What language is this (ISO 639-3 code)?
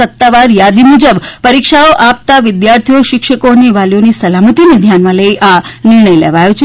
guj